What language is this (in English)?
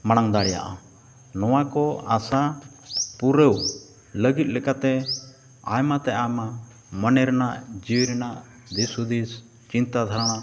Santali